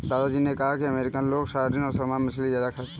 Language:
Hindi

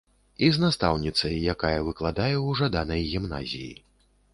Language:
Belarusian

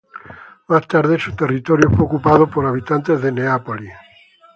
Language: Spanish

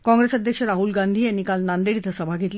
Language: Marathi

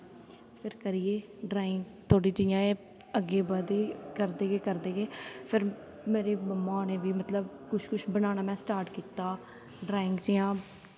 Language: Dogri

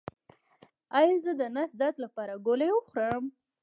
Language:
Pashto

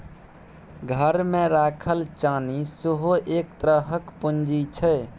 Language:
Maithili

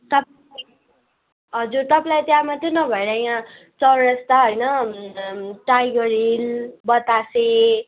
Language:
Nepali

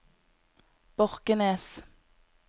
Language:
Norwegian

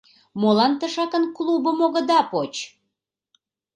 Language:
Mari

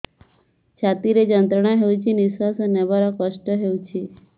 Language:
Odia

